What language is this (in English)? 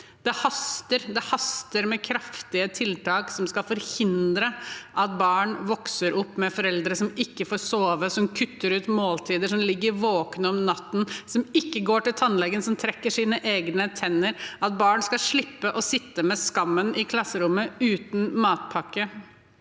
Norwegian